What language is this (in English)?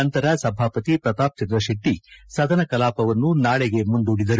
Kannada